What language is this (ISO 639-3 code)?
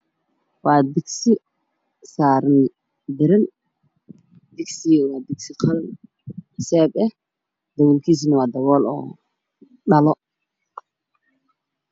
som